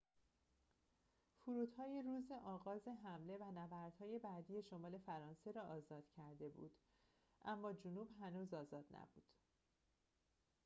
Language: Persian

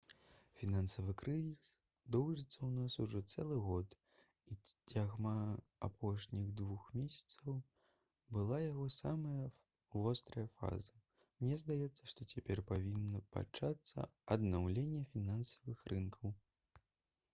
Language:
Belarusian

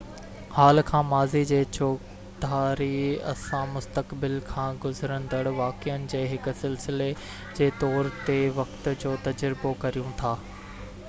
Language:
Sindhi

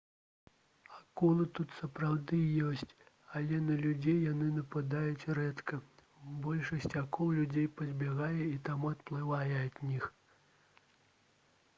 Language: Belarusian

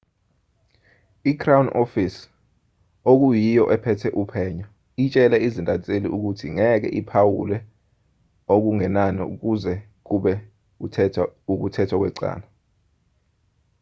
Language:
Zulu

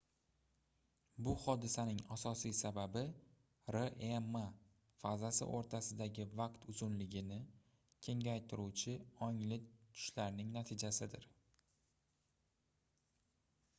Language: Uzbek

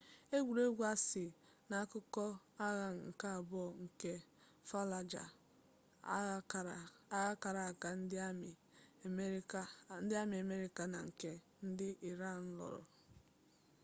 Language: Igbo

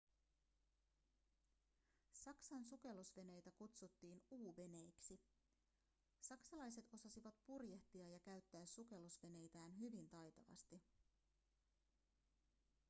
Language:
Finnish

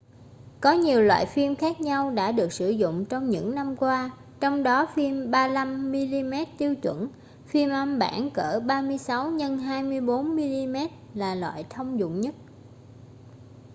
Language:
Vietnamese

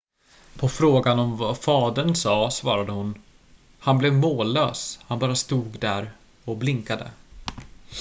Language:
Swedish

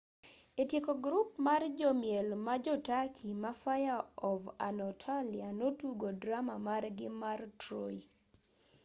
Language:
Luo (Kenya and Tanzania)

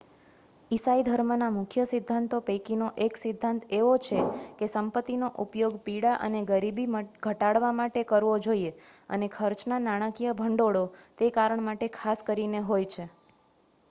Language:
Gujarati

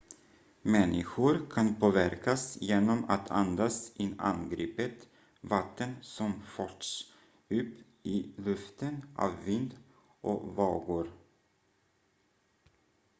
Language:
Swedish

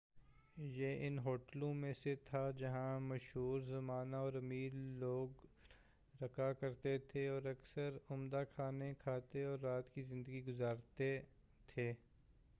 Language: Urdu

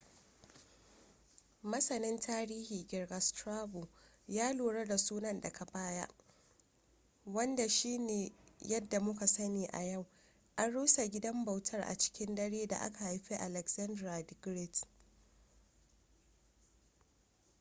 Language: Hausa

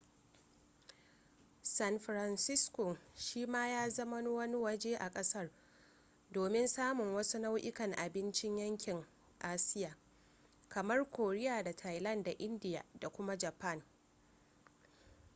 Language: Hausa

